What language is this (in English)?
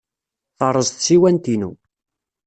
Kabyle